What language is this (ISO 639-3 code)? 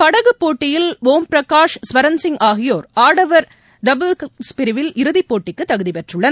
tam